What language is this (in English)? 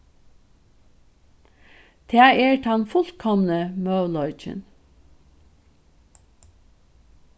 Faroese